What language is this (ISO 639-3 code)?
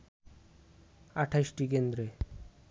ben